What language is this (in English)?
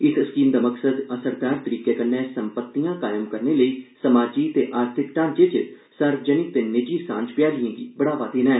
Dogri